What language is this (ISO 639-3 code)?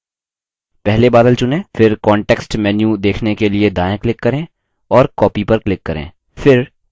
hin